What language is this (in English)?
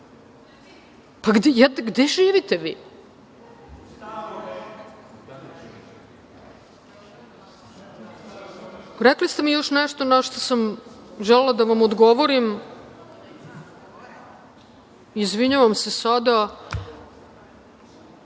Serbian